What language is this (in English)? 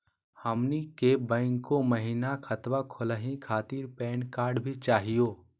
Magahi